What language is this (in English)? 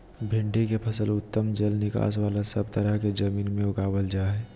Magahi